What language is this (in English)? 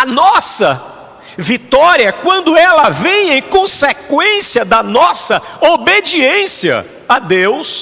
Portuguese